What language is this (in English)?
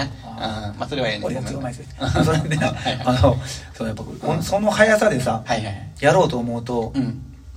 Japanese